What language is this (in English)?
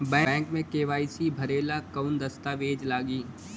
Bhojpuri